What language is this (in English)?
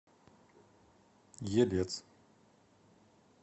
Russian